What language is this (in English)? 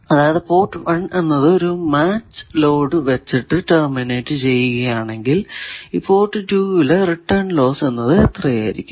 Malayalam